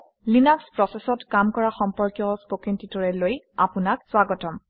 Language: Assamese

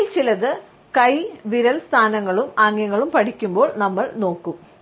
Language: Malayalam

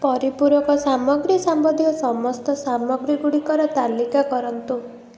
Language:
Odia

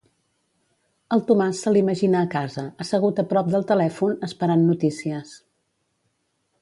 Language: Catalan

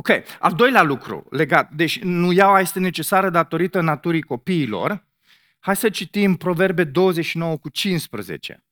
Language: Romanian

